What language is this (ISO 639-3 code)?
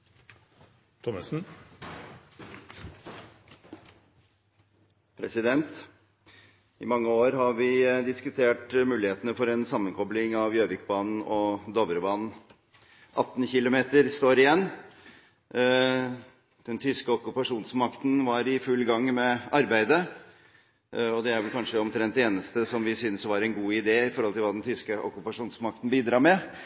nor